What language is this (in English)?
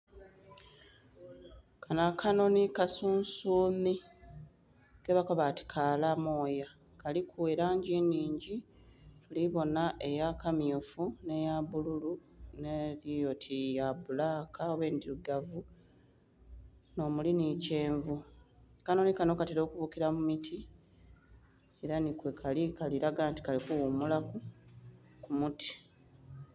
Soga